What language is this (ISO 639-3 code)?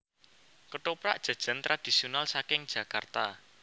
jav